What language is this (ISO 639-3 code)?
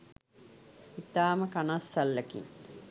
sin